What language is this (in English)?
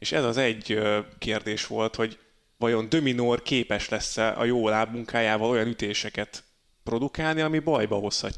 Hungarian